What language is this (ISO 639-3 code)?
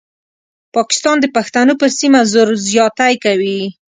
pus